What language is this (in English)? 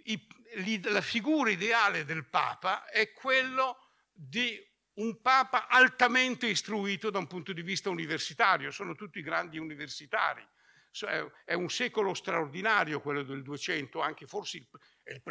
Italian